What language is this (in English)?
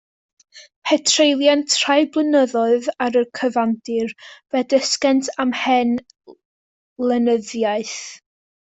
Welsh